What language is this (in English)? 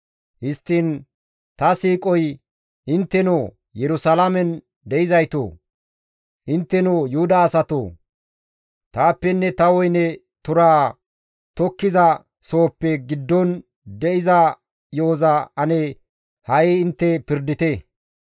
Gamo